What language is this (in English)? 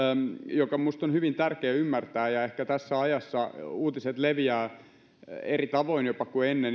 Finnish